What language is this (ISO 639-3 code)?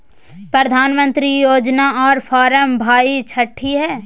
mai